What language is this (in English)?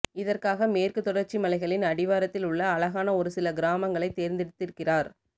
Tamil